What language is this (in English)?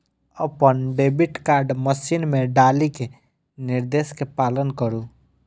Maithili